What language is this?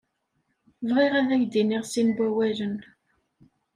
Kabyle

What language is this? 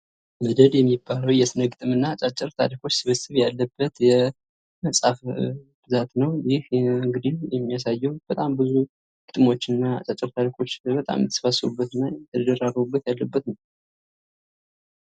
Amharic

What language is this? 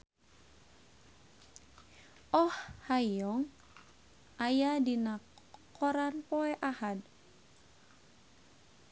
Sundanese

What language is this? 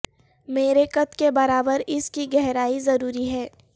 Urdu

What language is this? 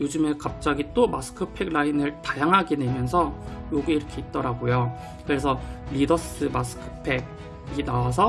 Korean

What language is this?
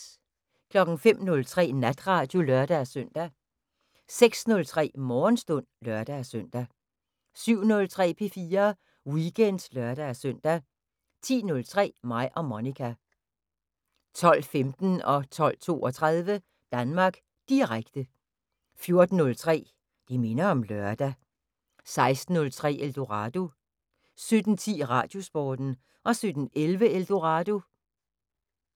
Danish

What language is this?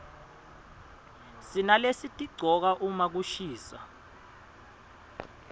Swati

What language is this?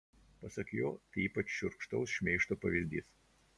Lithuanian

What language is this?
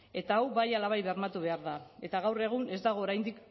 Basque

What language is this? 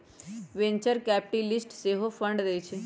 Magahi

